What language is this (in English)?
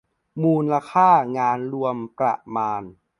Thai